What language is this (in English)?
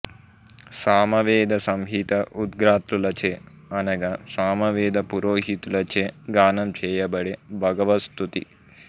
Telugu